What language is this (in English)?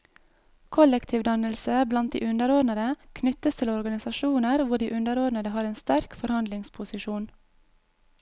Norwegian